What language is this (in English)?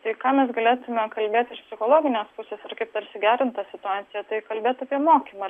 Lithuanian